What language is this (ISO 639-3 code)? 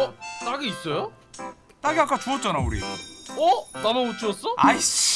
kor